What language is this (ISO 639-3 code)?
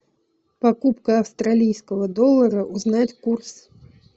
rus